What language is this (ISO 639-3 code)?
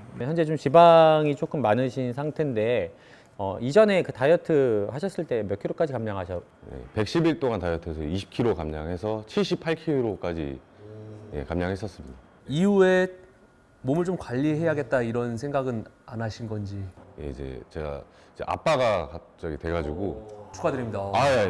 kor